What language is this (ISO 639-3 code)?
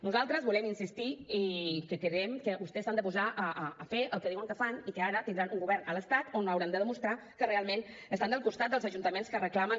cat